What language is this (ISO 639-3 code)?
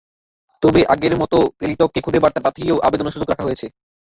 ben